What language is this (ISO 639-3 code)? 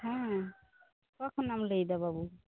sat